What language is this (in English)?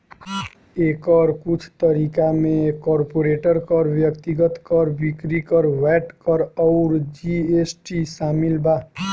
Bhojpuri